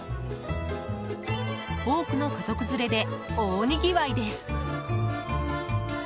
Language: Japanese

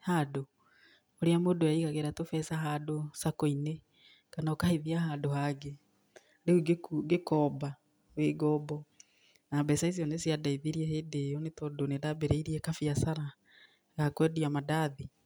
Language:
Kikuyu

